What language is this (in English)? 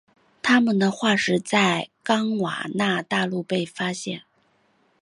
Chinese